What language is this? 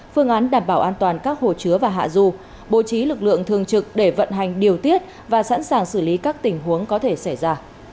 Vietnamese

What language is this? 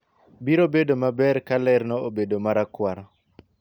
Luo (Kenya and Tanzania)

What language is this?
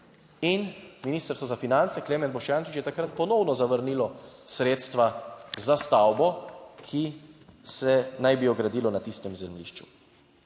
Slovenian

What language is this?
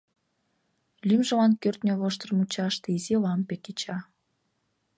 Mari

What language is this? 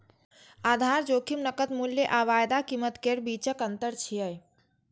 Maithili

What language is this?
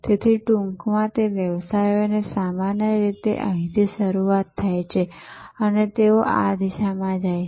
Gujarati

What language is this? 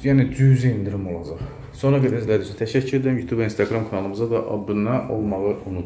Turkish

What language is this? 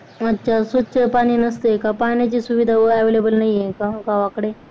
Marathi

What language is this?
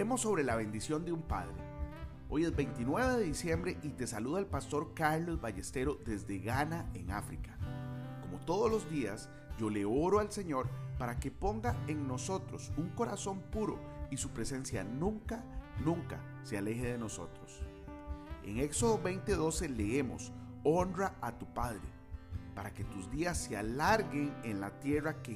Spanish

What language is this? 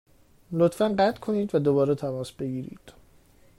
Persian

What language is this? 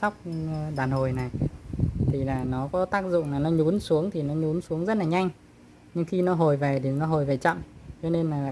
Vietnamese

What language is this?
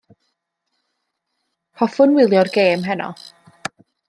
Welsh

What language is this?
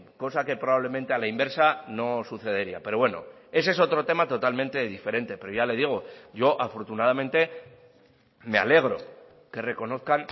Spanish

